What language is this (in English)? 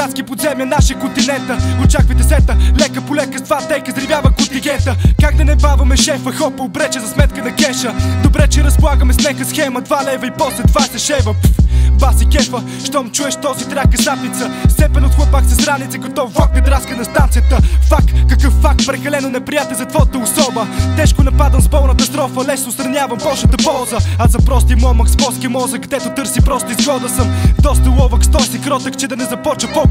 Romanian